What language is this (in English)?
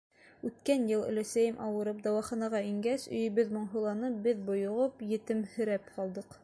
Bashkir